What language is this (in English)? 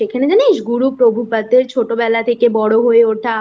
Bangla